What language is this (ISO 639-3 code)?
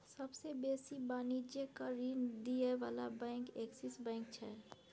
mai